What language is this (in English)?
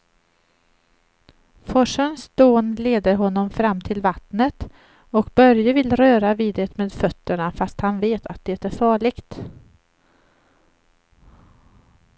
Swedish